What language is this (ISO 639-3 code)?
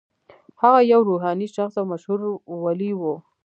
pus